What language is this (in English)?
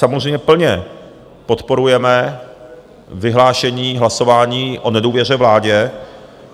Czech